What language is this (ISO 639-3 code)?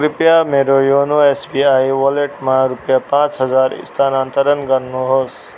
nep